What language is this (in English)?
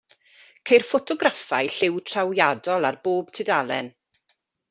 Welsh